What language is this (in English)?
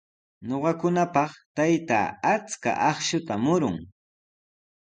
Sihuas Ancash Quechua